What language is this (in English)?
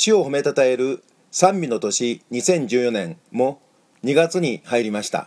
Japanese